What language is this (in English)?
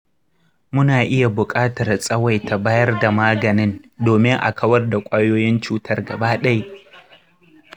Hausa